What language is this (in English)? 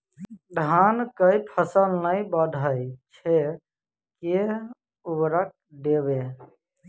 Maithili